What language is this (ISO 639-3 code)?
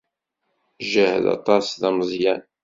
kab